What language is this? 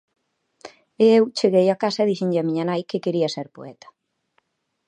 Galician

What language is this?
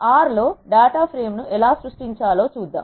Telugu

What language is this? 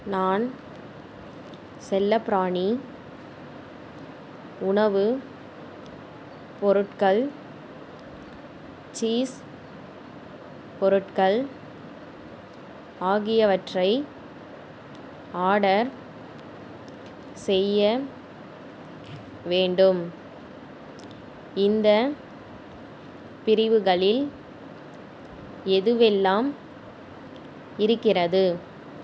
Tamil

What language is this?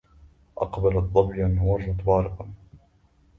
Arabic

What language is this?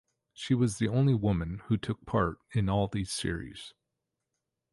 English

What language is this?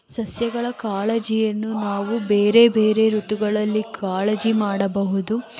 Kannada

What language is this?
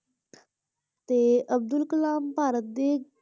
Punjabi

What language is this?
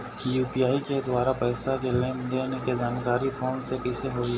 Chhattisgarhi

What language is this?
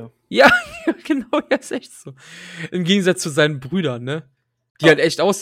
German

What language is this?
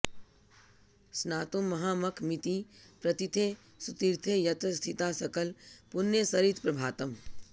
Sanskrit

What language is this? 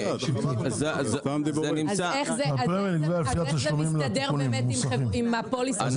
Hebrew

